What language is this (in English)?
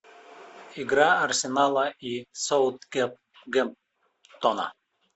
Russian